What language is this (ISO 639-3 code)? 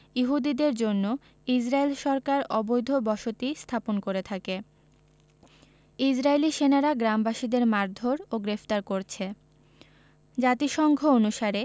ben